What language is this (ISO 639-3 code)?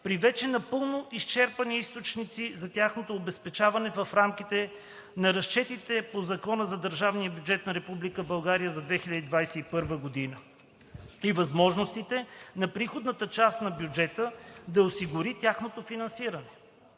bul